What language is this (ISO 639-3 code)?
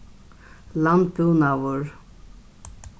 fao